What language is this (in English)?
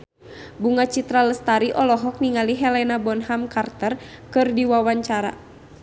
Sundanese